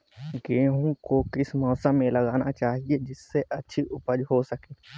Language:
Hindi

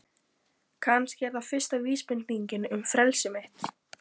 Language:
Icelandic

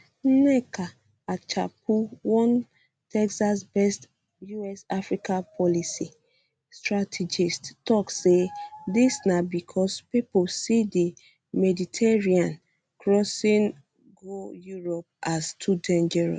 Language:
Nigerian Pidgin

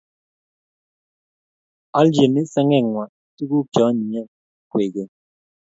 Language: Kalenjin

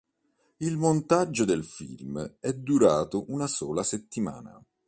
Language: Italian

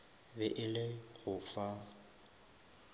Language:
Northern Sotho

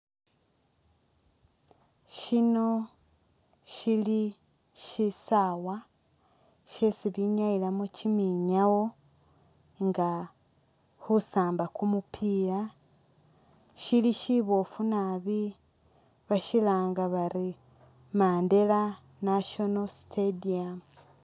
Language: Masaaba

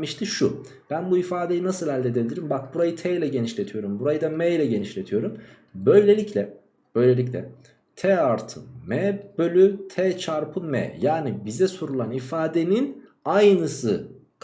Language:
Turkish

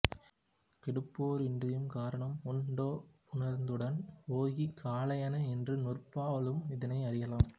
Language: Tamil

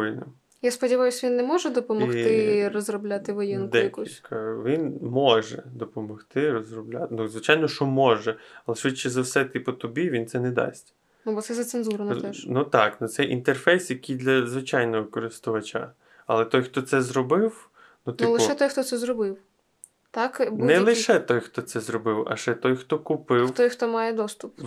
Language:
Ukrainian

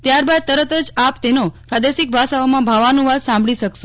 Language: Gujarati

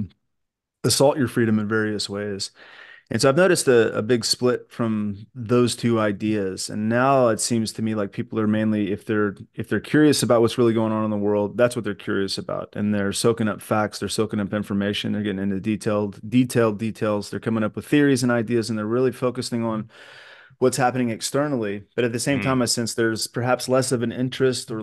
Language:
English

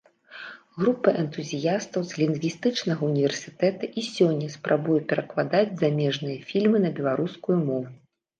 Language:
Belarusian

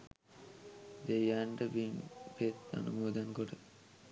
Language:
Sinhala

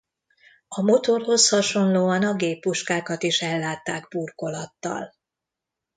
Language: Hungarian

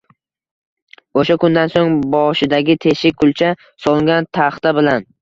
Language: Uzbek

